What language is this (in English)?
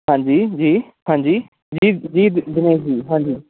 Punjabi